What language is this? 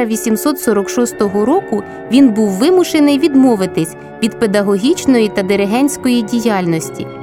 Ukrainian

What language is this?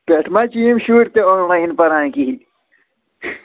Kashmiri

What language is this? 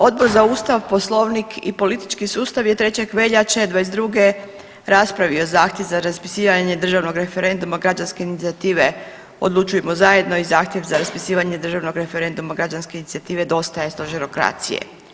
Croatian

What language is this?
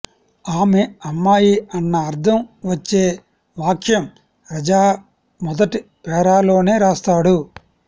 Telugu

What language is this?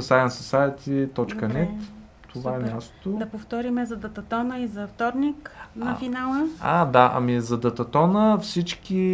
Bulgarian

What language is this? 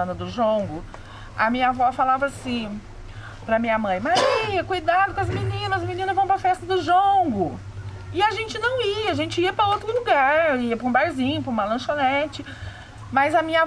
Portuguese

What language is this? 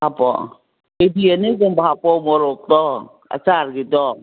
Manipuri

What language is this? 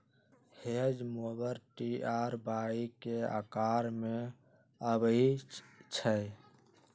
Magahi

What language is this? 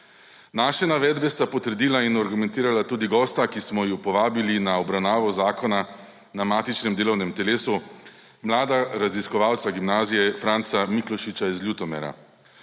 Slovenian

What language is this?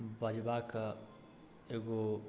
Maithili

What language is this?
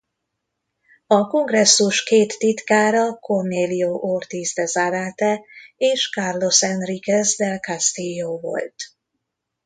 Hungarian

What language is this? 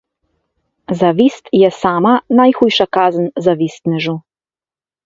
Slovenian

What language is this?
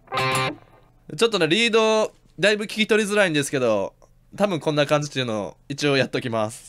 Japanese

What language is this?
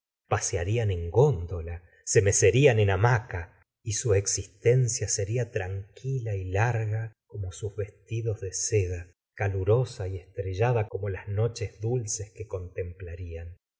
Spanish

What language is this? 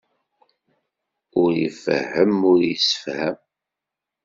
Kabyle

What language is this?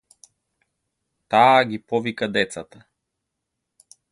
Macedonian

